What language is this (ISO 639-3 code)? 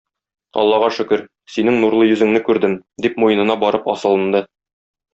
tat